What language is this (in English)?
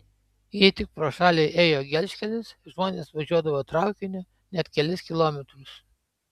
Lithuanian